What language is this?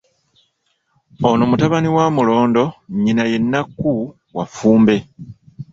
Ganda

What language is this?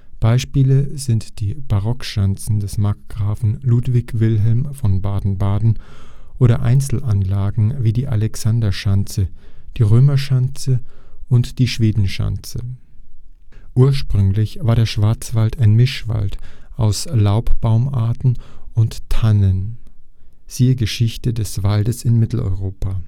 German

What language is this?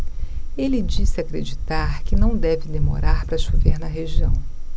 Portuguese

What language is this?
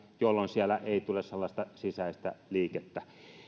Finnish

